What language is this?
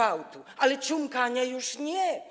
Polish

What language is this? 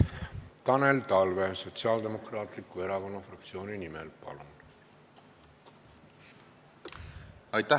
Estonian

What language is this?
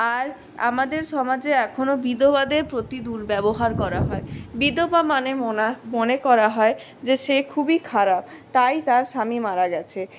Bangla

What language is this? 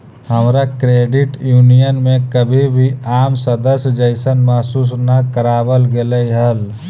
Magahi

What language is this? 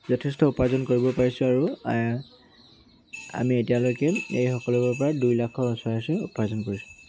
Assamese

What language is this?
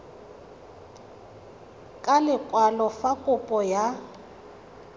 Tswana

